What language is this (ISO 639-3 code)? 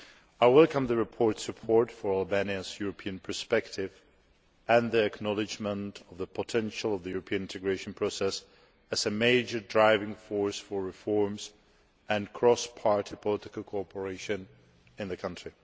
eng